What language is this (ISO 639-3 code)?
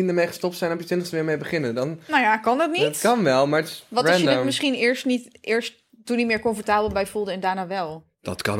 nld